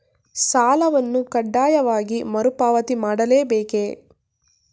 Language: Kannada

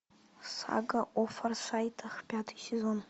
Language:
Russian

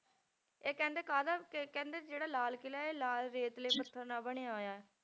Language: Punjabi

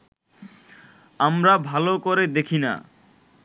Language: Bangla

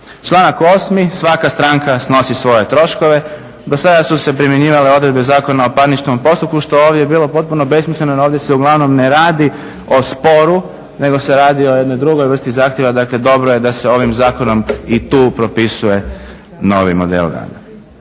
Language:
Croatian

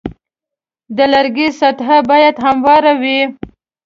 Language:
Pashto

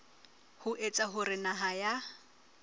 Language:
Southern Sotho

